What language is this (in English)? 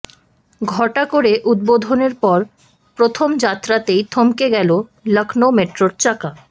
Bangla